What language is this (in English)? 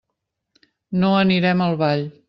Catalan